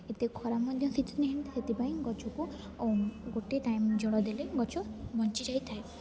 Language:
Odia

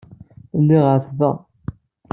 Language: Kabyle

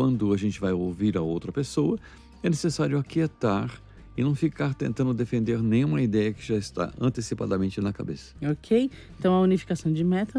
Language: Portuguese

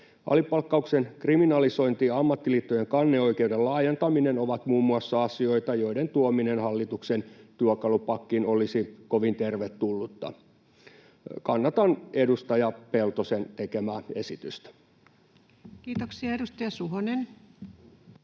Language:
Finnish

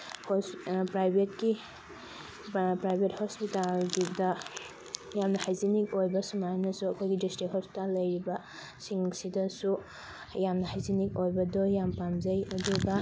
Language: Manipuri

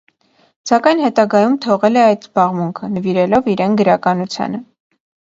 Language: Armenian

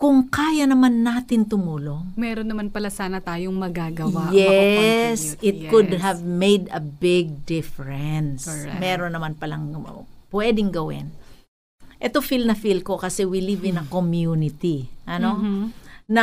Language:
Filipino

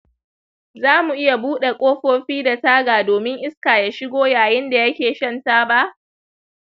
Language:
Hausa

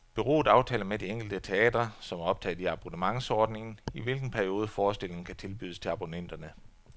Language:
Danish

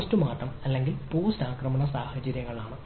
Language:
Malayalam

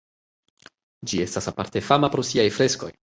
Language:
Esperanto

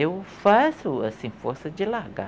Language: Portuguese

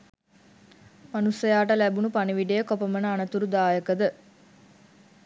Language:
Sinhala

